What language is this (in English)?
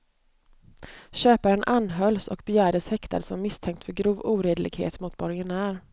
Swedish